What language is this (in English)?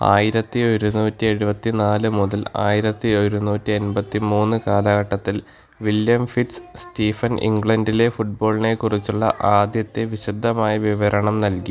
Malayalam